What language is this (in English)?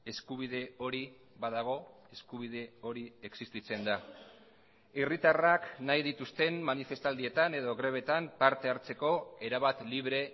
Basque